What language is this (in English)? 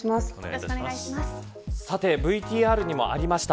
Japanese